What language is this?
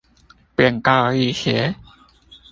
Chinese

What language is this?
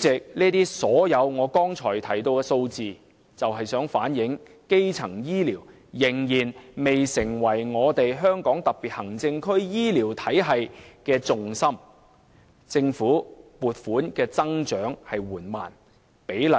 Cantonese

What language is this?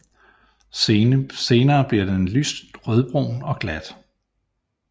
Danish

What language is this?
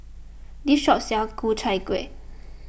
English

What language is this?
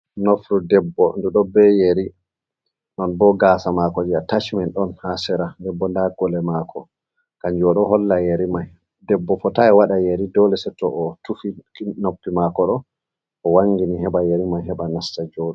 Fula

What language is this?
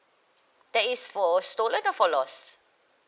English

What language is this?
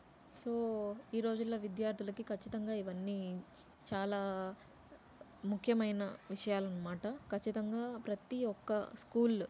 Telugu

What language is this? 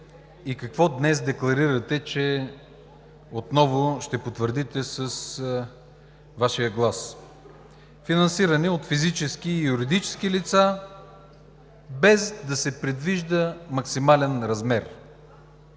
Bulgarian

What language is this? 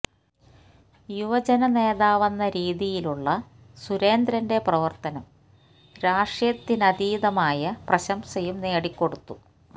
Malayalam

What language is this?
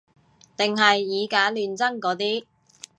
Cantonese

